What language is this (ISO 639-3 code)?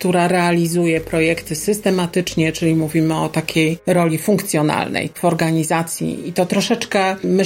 pol